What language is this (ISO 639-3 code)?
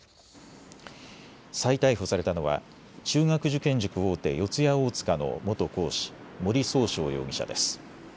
jpn